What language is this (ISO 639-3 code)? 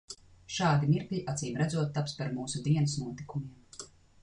lav